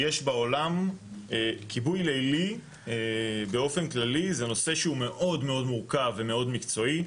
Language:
Hebrew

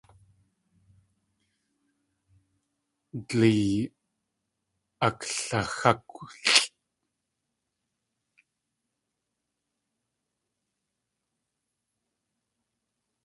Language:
Tlingit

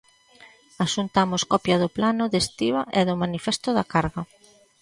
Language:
Galician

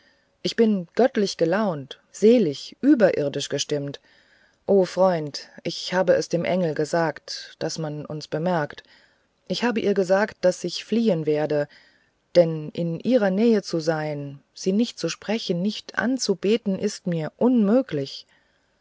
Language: German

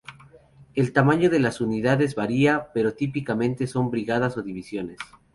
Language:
Spanish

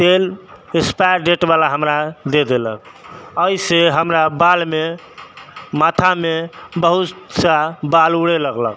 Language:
Maithili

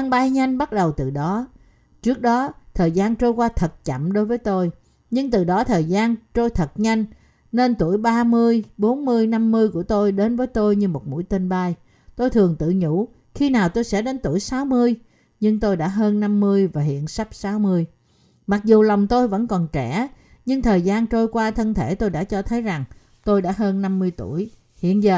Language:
Vietnamese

